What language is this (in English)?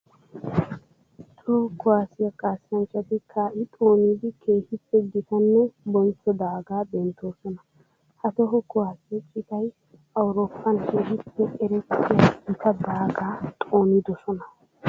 Wolaytta